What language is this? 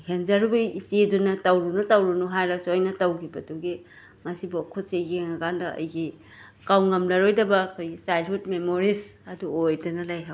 Manipuri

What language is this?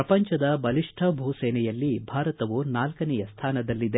Kannada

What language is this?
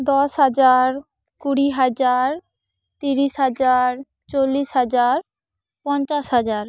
Santali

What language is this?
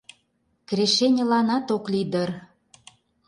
Mari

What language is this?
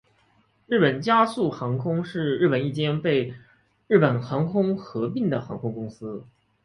Chinese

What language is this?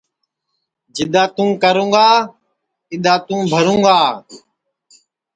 Sansi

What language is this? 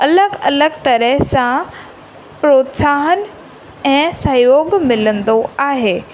Sindhi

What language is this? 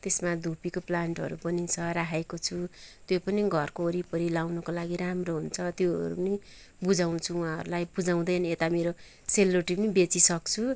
Nepali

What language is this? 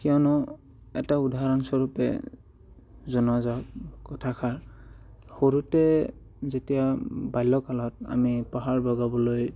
Assamese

